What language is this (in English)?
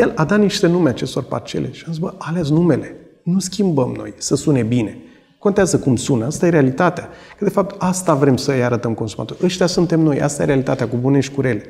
Romanian